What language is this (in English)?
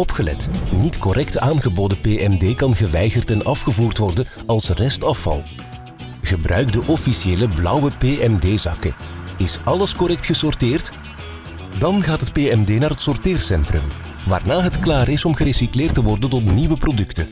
Dutch